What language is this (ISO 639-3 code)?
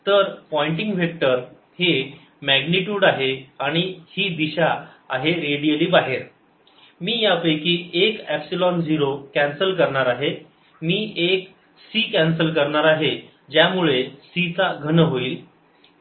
mar